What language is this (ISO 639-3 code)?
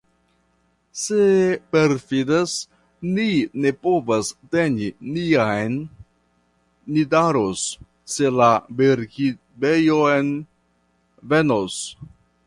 epo